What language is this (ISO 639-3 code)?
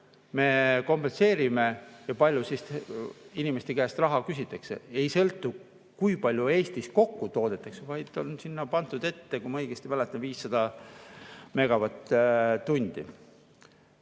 est